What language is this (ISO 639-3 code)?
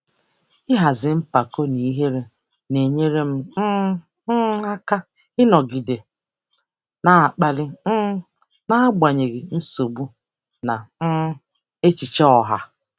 ibo